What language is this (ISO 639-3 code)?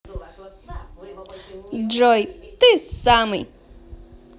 rus